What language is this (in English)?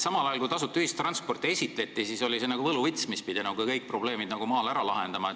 Estonian